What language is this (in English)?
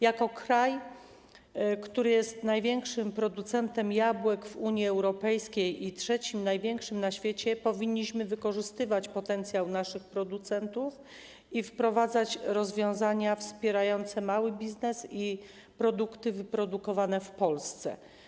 Polish